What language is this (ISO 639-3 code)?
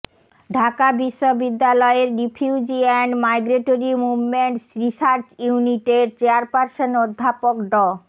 ben